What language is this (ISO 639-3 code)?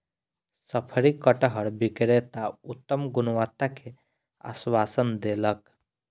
mai